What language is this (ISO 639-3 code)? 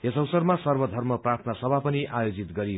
nep